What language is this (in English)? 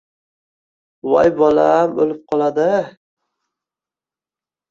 Uzbek